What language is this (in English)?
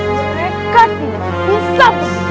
Indonesian